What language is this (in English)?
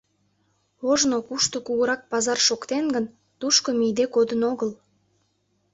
Mari